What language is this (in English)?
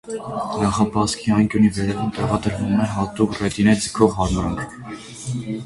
Armenian